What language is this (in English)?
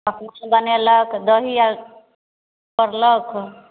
Maithili